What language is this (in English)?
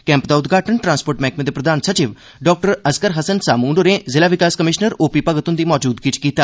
Dogri